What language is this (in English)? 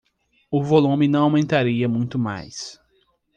Portuguese